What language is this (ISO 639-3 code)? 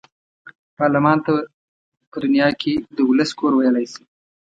pus